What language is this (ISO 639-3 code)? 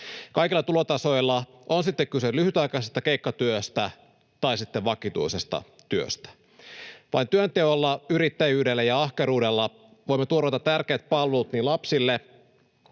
fin